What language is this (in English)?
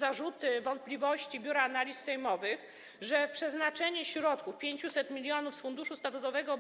Polish